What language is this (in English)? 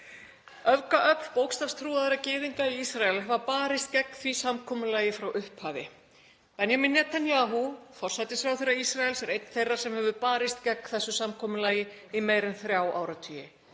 Icelandic